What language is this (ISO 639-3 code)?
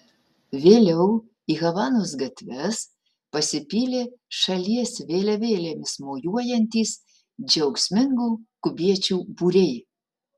lit